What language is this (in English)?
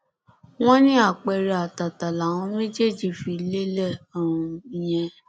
Yoruba